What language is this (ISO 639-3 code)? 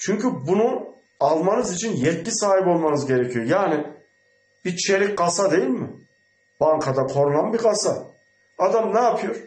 tur